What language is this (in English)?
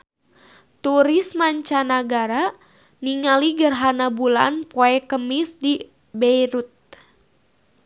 Sundanese